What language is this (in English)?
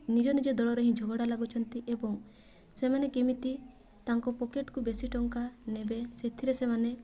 Odia